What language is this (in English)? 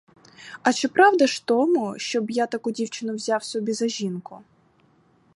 Ukrainian